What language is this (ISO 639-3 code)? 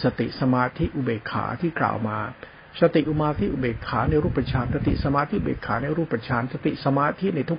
tha